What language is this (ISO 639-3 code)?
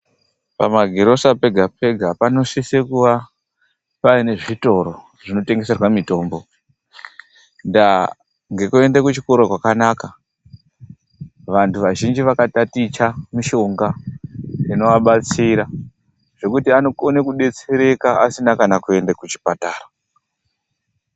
ndc